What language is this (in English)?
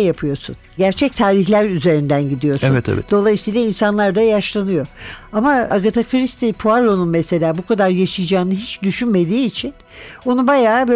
Turkish